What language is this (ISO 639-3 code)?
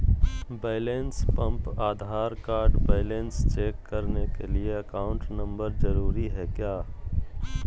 mag